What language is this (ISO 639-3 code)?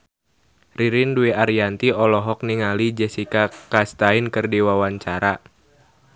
sun